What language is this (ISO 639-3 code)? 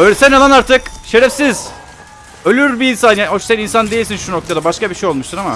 tur